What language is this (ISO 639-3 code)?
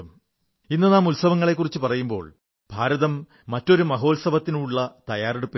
mal